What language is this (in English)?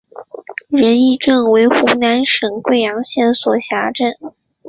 Chinese